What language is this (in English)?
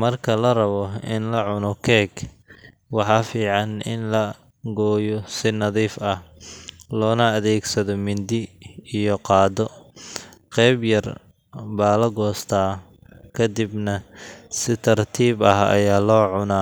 Somali